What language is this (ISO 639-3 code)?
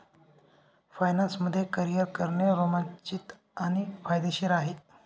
mar